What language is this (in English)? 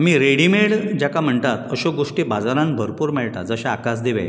Konkani